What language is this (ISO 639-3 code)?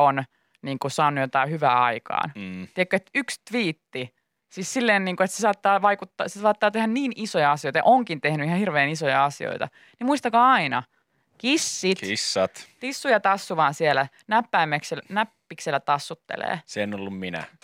fin